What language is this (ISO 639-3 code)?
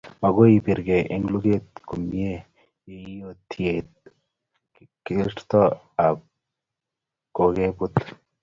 kln